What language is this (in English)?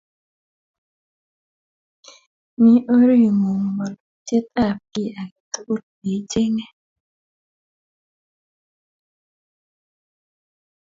Kalenjin